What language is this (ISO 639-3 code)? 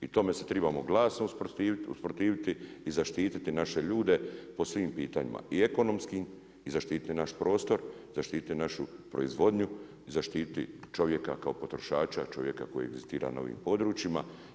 hrv